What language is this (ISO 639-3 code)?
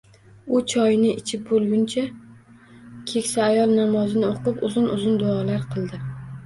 uzb